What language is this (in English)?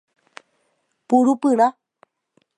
Guarani